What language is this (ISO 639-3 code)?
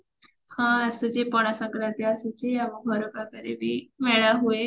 ori